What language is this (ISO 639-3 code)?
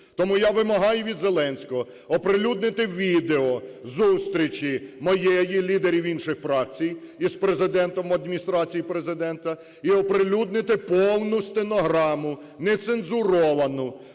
ukr